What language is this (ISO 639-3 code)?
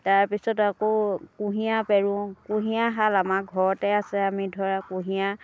asm